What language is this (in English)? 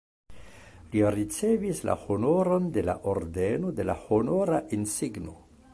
Esperanto